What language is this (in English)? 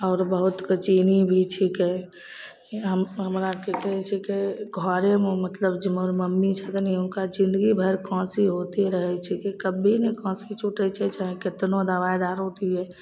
Maithili